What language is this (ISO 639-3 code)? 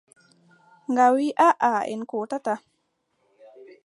fub